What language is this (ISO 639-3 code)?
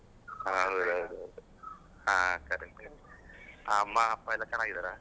kan